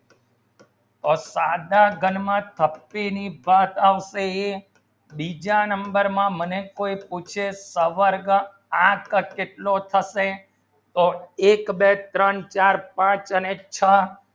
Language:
Gujarati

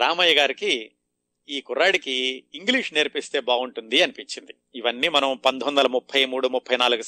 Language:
Telugu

